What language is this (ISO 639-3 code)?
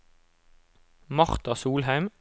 nor